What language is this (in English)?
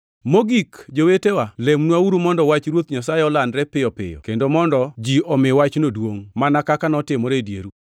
Luo (Kenya and Tanzania)